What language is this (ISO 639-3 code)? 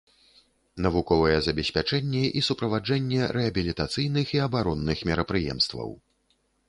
bel